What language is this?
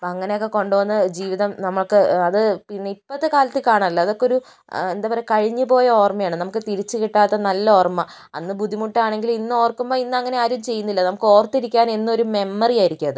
Malayalam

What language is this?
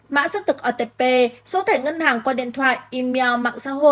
Vietnamese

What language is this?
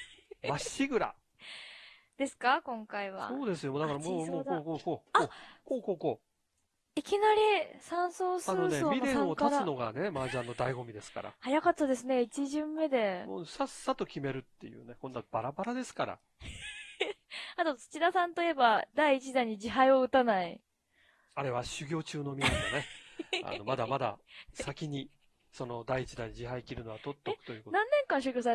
Japanese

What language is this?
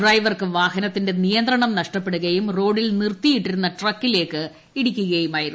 Malayalam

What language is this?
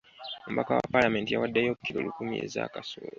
Ganda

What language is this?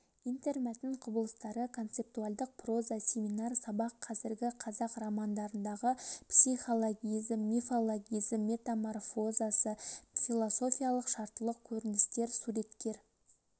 Kazakh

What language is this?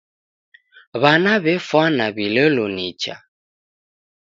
Taita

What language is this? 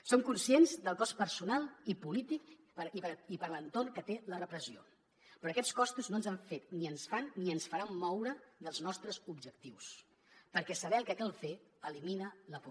Catalan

